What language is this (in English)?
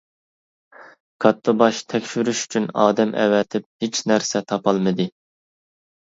Uyghur